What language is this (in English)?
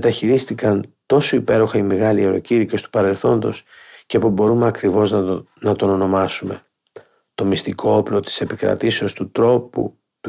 Greek